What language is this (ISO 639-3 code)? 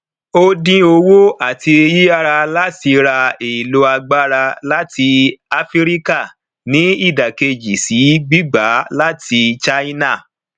yor